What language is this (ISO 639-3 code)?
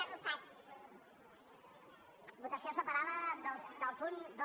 cat